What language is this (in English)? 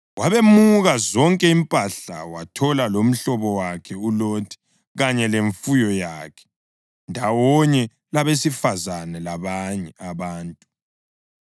North Ndebele